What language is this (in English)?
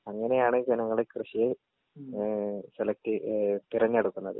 Malayalam